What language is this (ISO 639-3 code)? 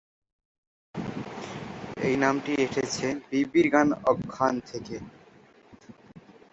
ben